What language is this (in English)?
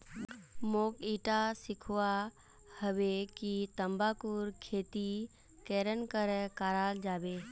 Magahi